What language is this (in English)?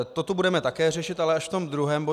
Czech